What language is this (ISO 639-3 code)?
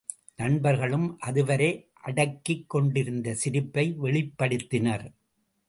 tam